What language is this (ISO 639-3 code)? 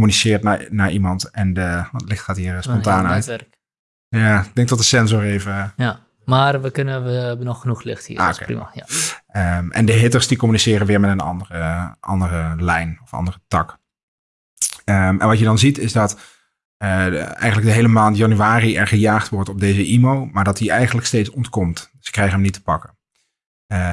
nld